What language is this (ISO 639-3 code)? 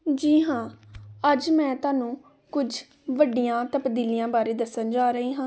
pan